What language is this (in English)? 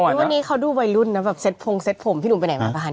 Thai